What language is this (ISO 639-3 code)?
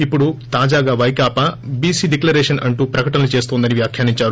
tel